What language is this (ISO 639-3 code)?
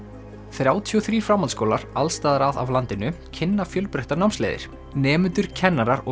isl